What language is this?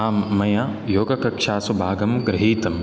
Sanskrit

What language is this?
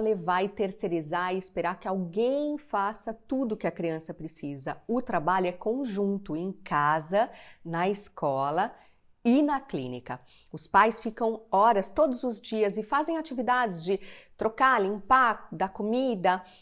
Portuguese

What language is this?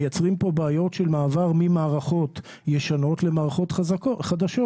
Hebrew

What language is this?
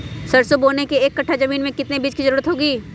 Magahi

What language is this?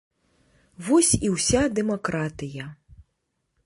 Belarusian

